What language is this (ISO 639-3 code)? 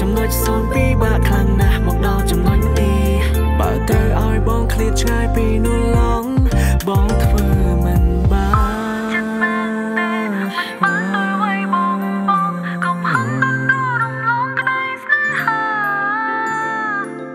tha